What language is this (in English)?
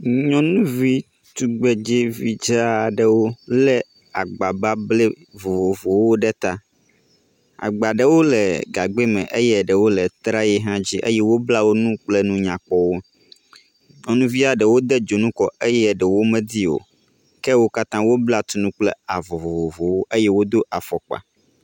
Ewe